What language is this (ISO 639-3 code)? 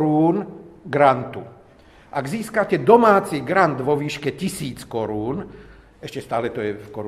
slk